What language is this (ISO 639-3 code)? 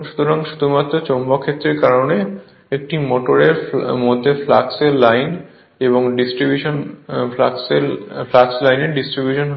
ben